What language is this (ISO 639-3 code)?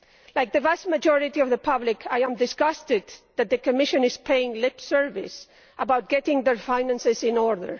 eng